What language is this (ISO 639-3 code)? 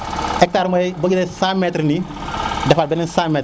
srr